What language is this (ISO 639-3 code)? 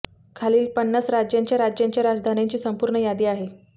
mar